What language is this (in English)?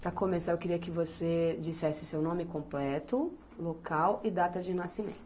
Portuguese